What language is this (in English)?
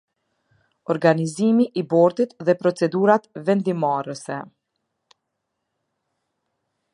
Albanian